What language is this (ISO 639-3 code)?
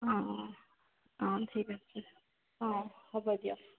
asm